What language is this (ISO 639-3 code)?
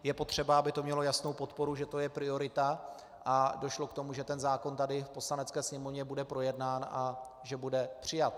ces